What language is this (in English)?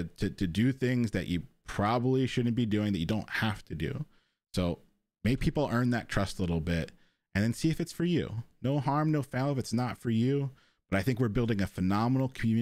English